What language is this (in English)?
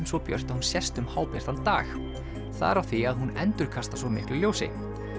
Icelandic